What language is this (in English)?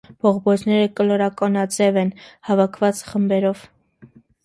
Armenian